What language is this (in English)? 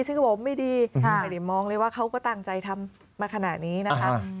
Thai